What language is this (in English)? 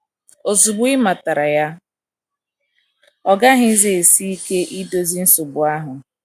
Igbo